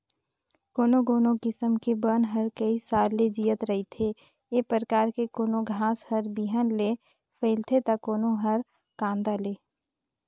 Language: Chhattisgarhi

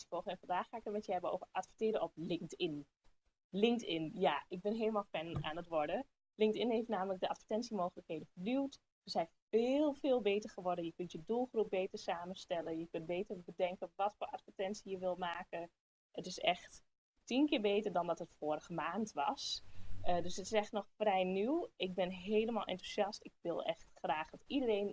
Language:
Dutch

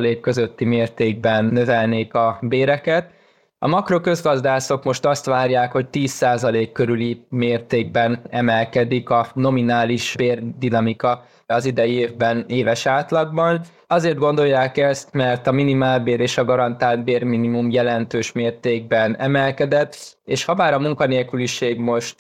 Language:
Hungarian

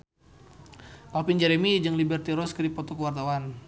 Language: Sundanese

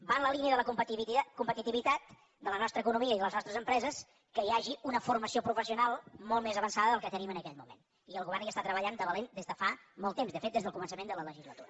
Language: Catalan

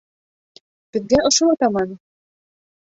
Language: Bashkir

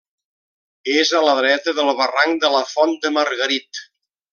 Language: Catalan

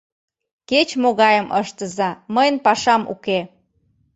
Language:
Mari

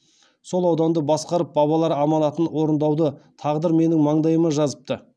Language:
Kazakh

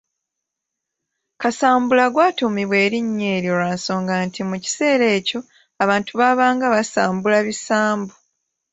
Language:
Ganda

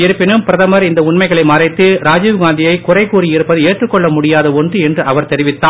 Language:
Tamil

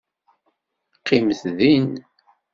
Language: Kabyle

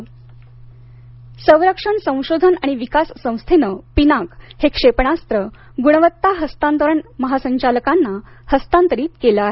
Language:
Marathi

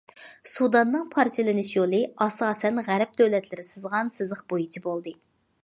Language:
Uyghur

